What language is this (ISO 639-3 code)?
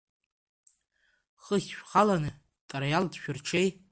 abk